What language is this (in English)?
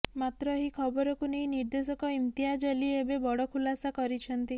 Odia